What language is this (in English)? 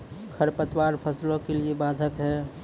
Maithili